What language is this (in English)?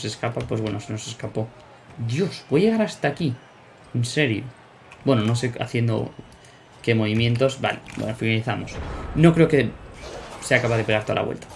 Spanish